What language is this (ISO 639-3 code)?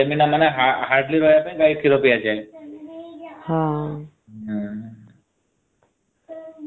ori